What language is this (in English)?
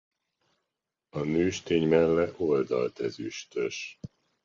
Hungarian